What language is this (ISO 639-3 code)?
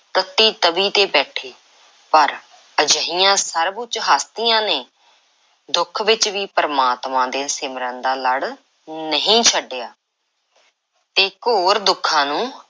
pan